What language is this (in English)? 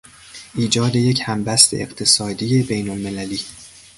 Persian